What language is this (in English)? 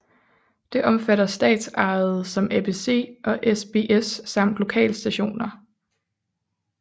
Danish